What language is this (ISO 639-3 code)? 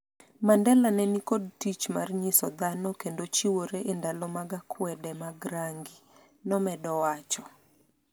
luo